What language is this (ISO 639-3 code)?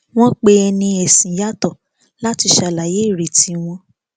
yor